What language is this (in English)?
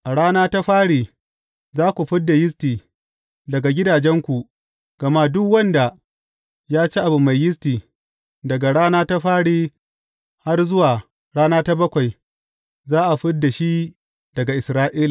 Hausa